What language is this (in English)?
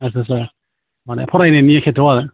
Bodo